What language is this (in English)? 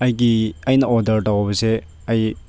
Manipuri